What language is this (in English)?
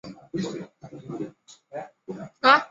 Chinese